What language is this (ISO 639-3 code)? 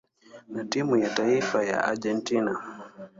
swa